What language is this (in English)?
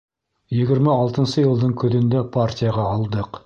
Bashkir